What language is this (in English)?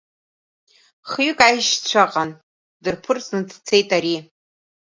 Abkhazian